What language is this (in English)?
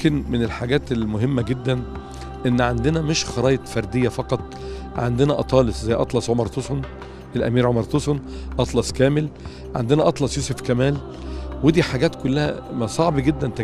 Arabic